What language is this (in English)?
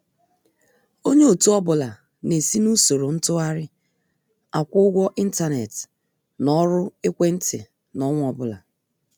Igbo